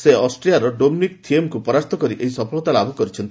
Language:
Odia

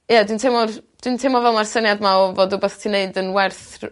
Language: Welsh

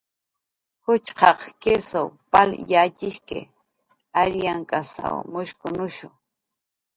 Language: Jaqaru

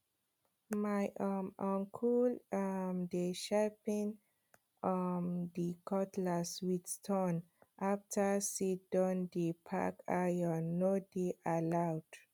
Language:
Nigerian Pidgin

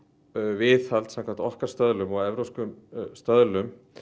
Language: Icelandic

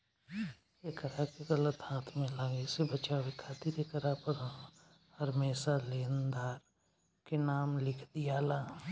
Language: Bhojpuri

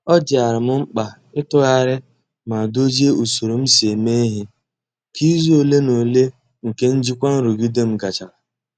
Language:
Igbo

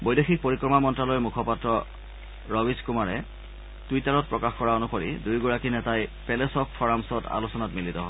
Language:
Assamese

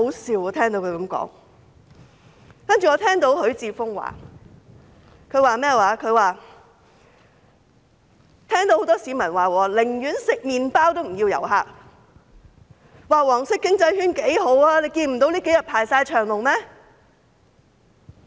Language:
Cantonese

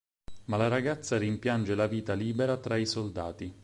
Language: Italian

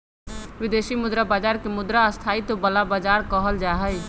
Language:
Magahi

